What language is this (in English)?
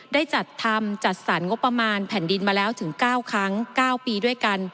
Thai